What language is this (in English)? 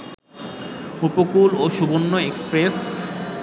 Bangla